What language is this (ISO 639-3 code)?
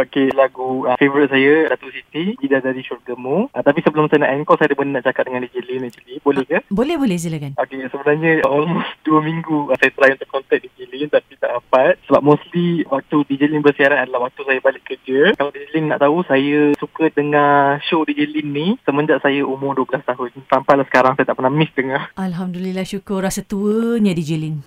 msa